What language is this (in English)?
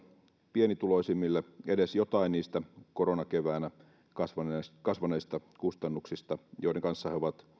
Finnish